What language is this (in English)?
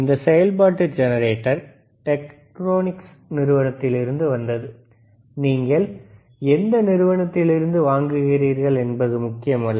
Tamil